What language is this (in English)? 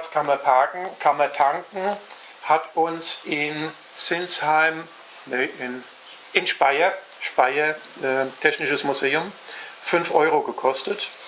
German